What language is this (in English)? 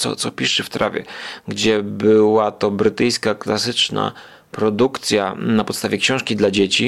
Polish